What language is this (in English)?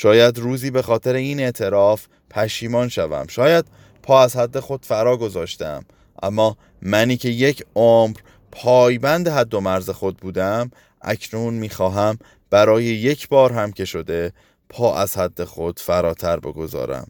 Persian